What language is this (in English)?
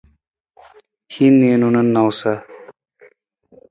Nawdm